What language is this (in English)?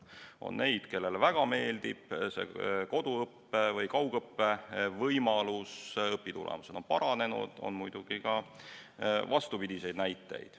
Estonian